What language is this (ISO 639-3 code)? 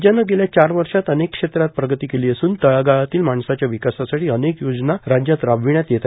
mar